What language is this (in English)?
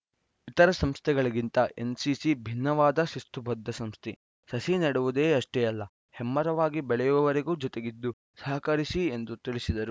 Kannada